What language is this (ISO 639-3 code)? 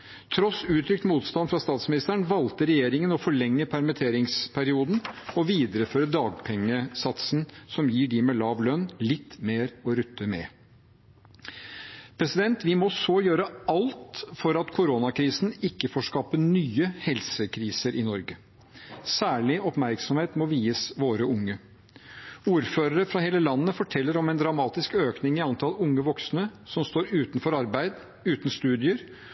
nob